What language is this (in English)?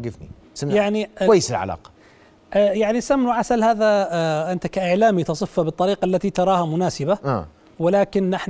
Arabic